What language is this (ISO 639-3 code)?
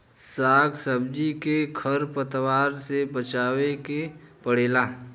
bho